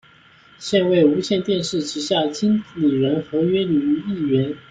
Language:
Chinese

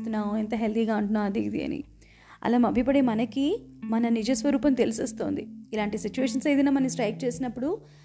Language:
Telugu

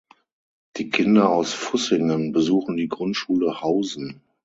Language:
German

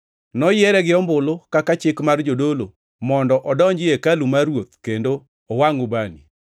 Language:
Luo (Kenya and Tanzania)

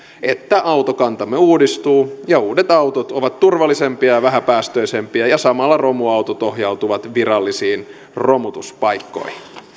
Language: Finnish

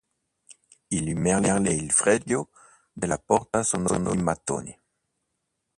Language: Italian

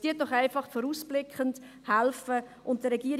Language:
Swiss German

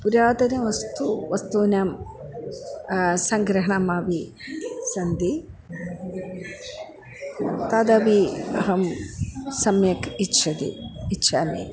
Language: Sanskrit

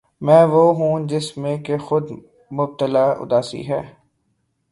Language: Urdu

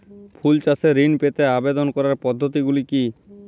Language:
Bangla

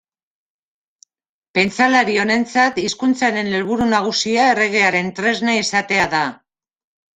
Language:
Basque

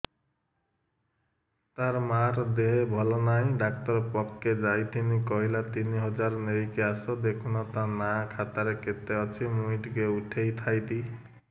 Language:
Odia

